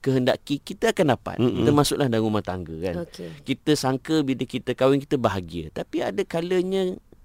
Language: Malay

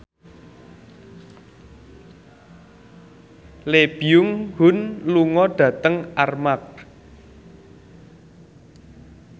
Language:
Javanese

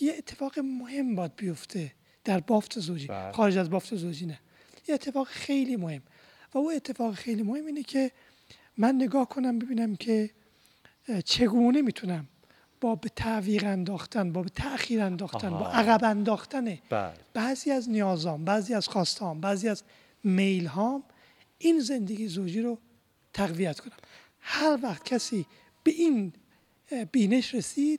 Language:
Persian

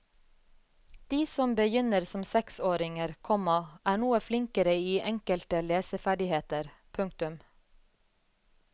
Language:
Norwegian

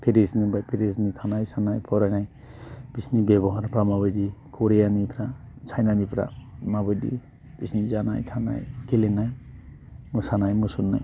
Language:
Bodo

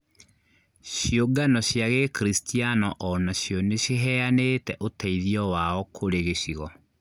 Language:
Kikuyu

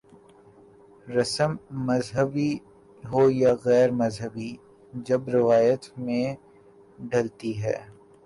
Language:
Urdu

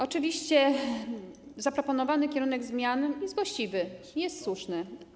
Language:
Polish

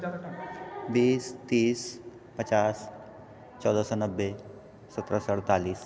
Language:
Maithili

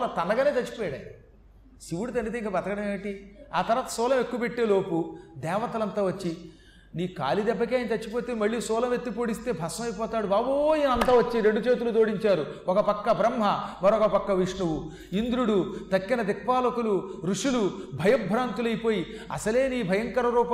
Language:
Telugu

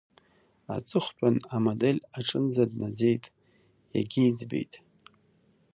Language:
Abkhazian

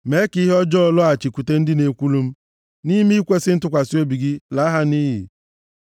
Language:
Igbo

